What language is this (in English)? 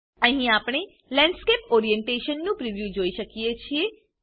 Gujarati